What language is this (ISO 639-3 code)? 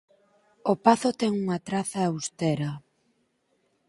glg